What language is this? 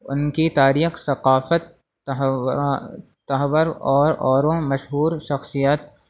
Urdu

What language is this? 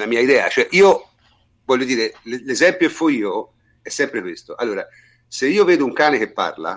Italian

